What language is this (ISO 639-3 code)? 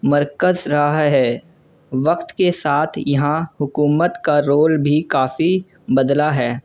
urd